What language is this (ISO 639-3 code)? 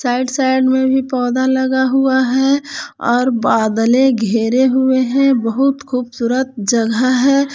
hin